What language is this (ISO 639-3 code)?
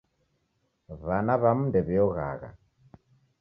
dav